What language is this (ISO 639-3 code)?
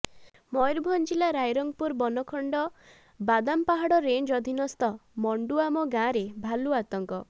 ori